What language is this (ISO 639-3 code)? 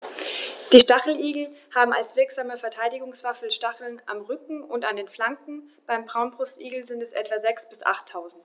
deu